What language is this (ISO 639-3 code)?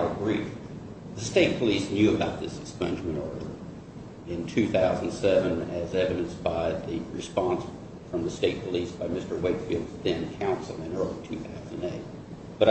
eng